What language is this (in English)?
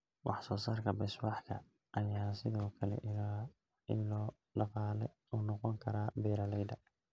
Somali